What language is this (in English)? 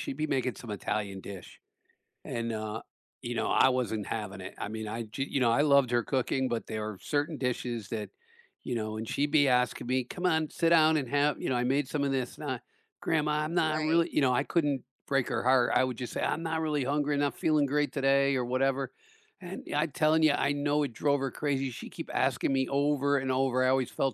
English